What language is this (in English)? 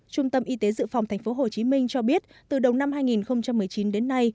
Vietnamese